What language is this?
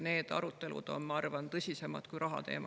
Estonian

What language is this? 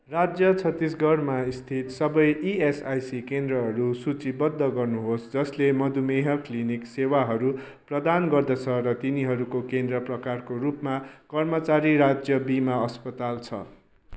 Nepali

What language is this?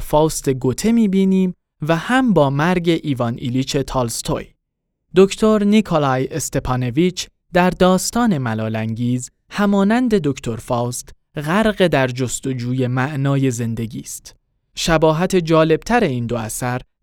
Persian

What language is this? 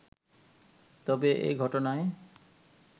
Bangla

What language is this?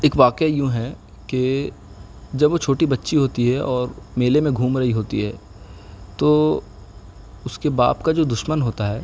Urdu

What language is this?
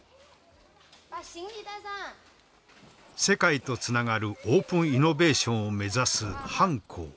Japanese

